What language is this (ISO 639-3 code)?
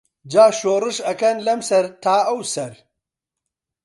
ckb